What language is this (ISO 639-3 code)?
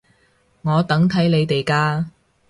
yue